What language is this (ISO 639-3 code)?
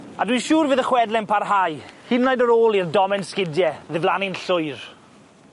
cym